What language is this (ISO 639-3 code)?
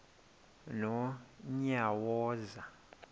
xho